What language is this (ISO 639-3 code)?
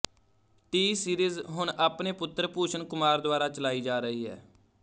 pan